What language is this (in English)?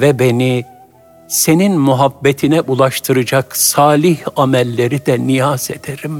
Turkish